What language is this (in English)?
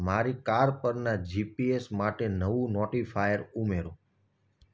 Gujarati